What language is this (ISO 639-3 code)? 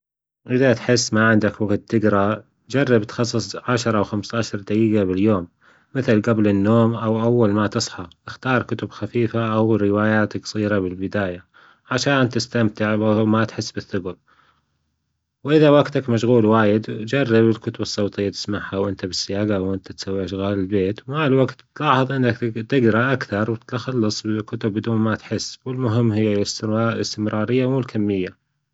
afb